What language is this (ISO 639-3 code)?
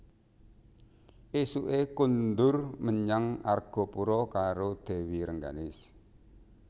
jav